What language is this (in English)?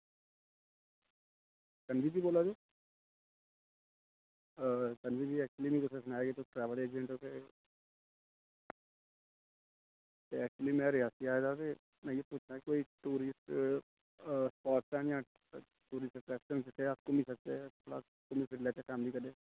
Dogri